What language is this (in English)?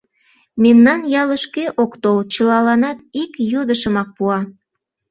Mari